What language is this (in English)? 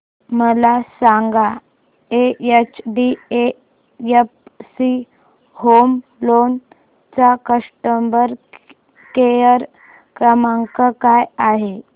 Marathi